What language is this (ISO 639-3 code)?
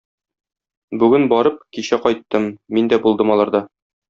tat